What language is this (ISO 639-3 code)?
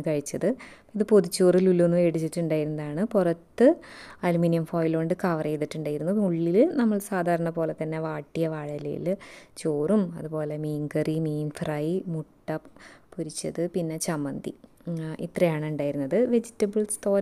mal